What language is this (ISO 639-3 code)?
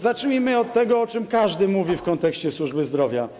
pol